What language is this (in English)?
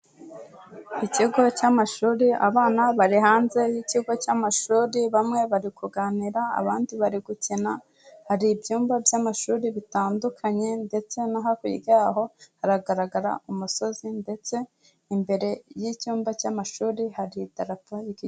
Kinyarwanda